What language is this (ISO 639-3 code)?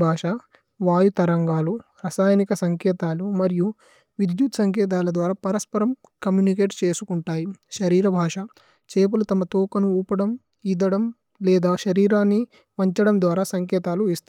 tcy